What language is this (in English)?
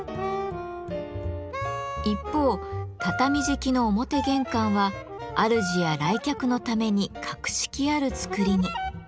Japanese